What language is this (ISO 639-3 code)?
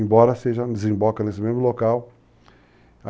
por